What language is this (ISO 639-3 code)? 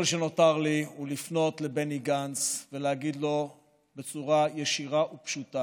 heb